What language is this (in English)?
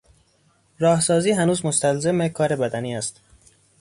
Persian